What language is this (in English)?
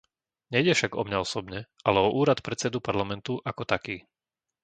Slovak